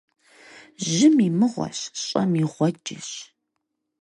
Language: Kabardian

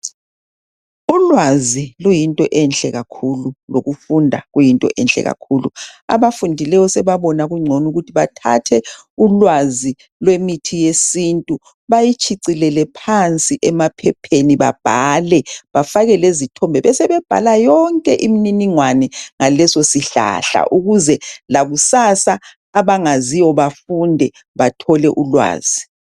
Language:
North Ndebele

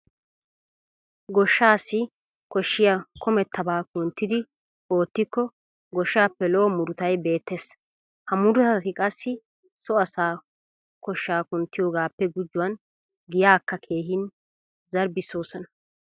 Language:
Wolaytta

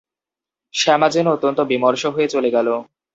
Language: Bangla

